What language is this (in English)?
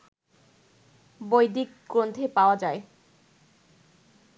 Bangla